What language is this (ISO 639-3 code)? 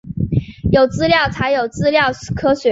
zho